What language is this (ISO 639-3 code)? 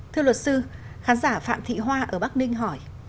vie